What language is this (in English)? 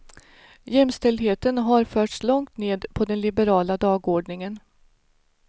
Swedish